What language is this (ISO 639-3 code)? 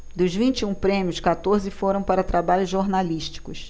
por